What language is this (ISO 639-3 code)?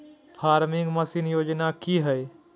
mag